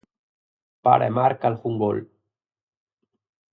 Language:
Galician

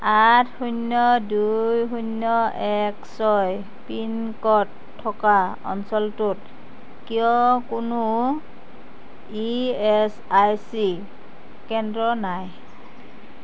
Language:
Assamese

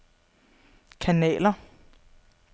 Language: Danish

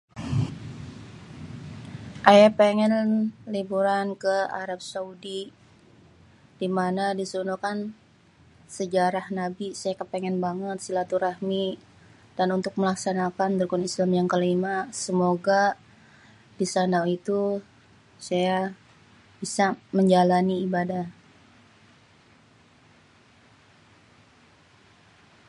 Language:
Betawi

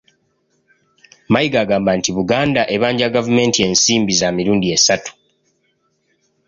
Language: Ganda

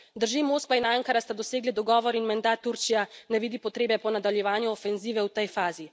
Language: Slovenian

